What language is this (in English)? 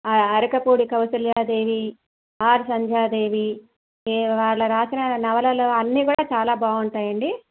Telugu